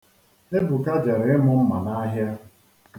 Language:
Igbo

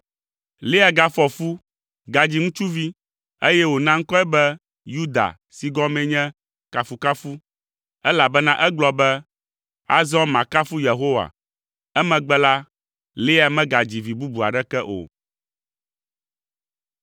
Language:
Ewe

